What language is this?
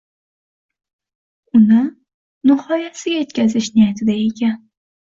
Uzbek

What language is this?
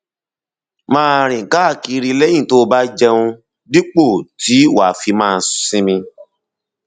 Yoruba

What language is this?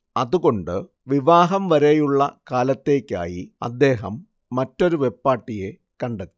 Malayalam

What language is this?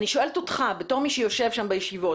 Hebrew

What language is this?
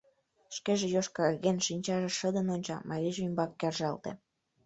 Mari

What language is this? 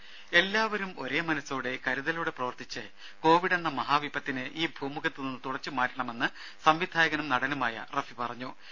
Malayalam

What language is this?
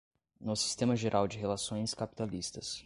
Portuguese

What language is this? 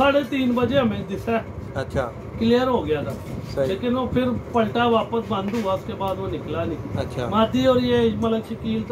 Punjabi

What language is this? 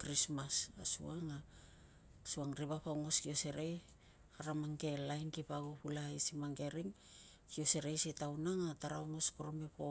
Tungag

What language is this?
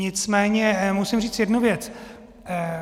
Czech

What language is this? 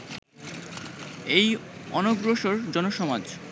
Bangla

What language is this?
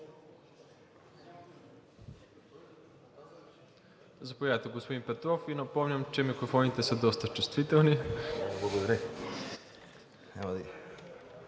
Bulgarian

